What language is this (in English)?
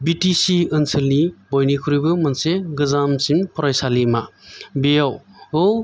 Bodo